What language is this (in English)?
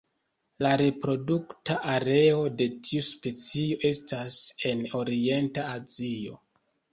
Esperanto